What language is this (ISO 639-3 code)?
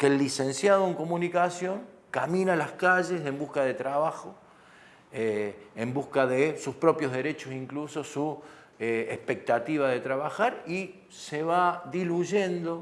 spa